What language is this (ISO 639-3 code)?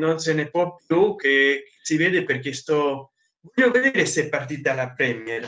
ita